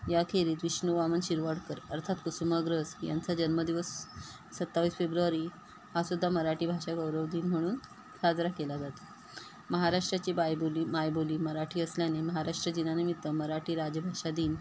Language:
Marathi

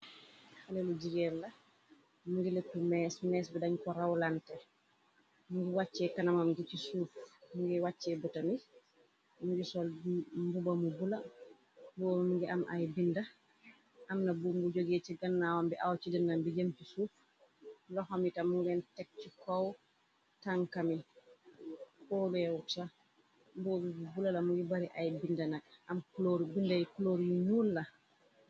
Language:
Wolof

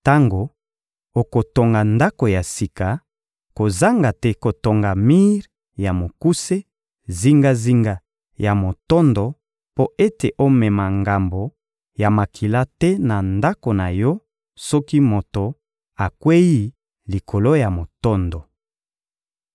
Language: Lingala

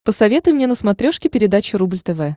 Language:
Russian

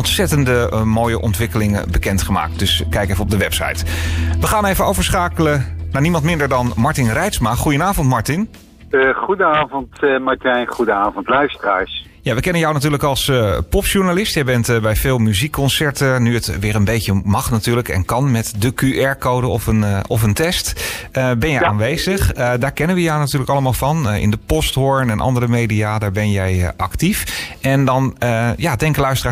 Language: Dutch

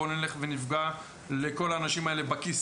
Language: Hebrew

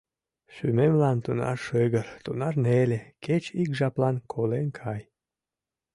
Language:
Mari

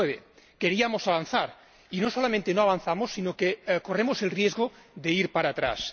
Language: Spanish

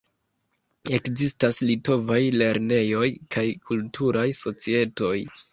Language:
Esperanto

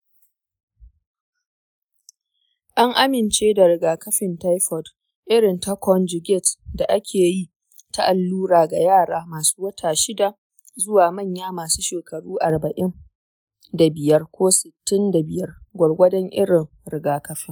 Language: Hausa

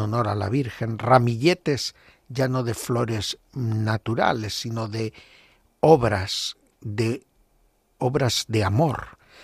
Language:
Spanish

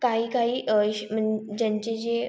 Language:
Marathi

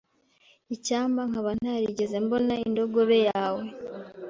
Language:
Kinyarwanda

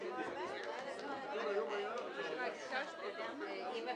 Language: Hebrew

